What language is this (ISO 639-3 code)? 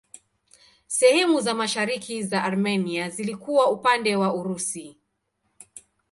swa